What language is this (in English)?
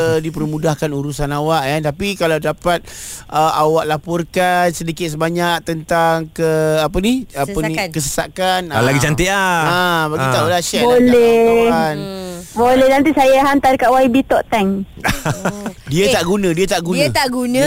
Malay